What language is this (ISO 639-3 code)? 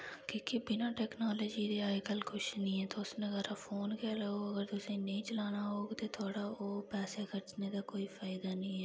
doi